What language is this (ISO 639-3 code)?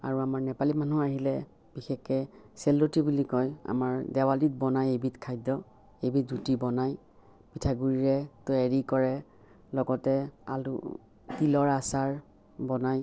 asm